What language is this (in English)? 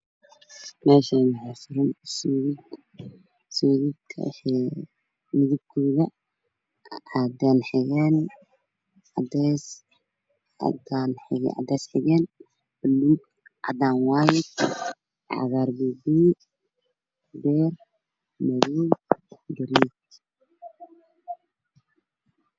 Somali